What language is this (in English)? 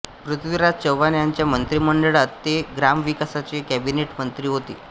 Marathi